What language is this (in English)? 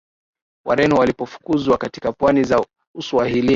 Swahili